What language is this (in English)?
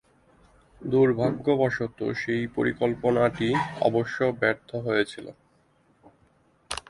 Bangla